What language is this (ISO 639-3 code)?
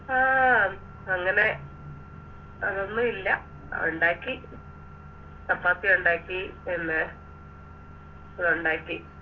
mal